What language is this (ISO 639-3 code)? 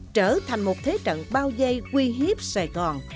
vie